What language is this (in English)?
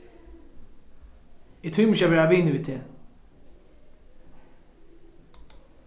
Faroese